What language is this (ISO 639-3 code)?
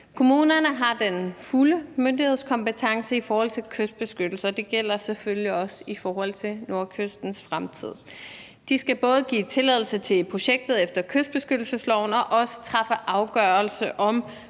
dan